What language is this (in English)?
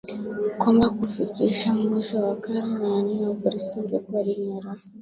Swahili